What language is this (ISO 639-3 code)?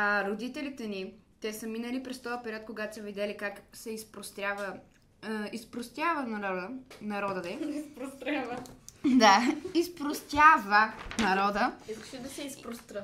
bul